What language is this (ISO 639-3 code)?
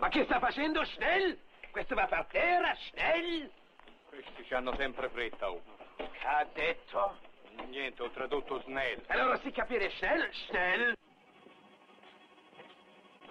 ita